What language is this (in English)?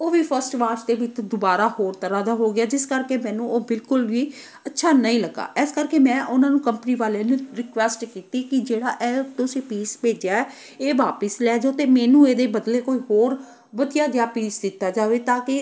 Punjabi